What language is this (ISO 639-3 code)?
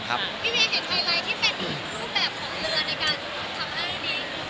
tha